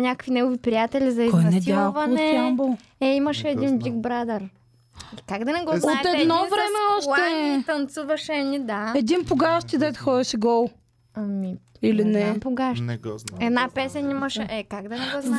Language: Bulgarian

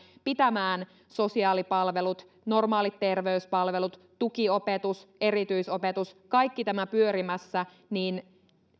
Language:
Finnish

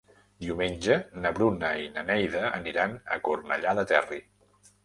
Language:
Catalan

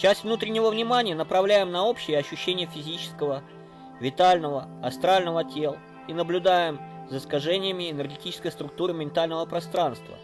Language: Russian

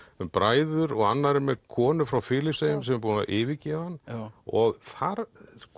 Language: Icelandic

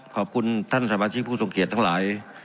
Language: Thai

